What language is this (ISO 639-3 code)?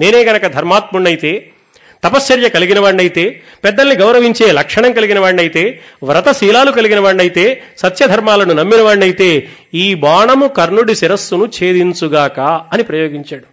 tel